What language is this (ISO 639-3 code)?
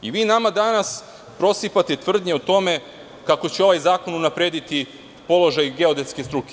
srp